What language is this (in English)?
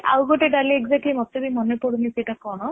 Odia